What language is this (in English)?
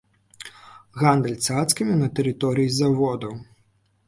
Belarusian